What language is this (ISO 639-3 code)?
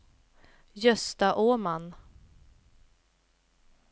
swe